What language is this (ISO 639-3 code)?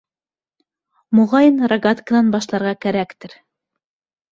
bak